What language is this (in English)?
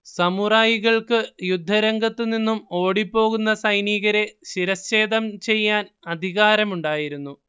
Malayalam